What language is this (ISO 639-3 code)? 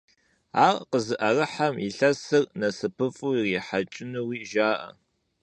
kbd